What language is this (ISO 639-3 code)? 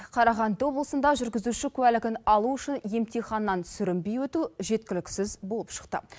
kaz